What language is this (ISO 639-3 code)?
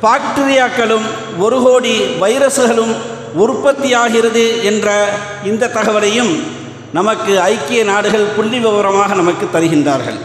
ara